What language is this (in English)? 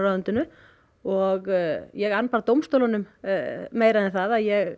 Icelandic